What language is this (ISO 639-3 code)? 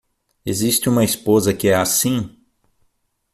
por